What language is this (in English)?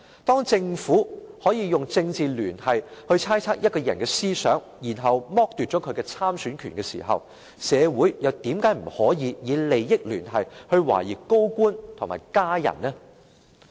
Cantonese